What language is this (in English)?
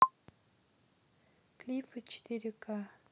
Russian